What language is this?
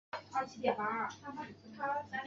Chinese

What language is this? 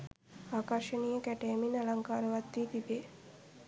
Sinhala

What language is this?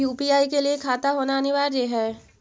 Magahi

